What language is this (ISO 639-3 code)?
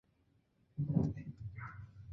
zho